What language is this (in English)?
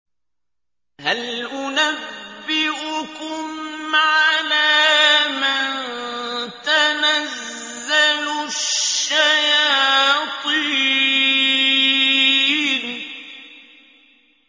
Arabic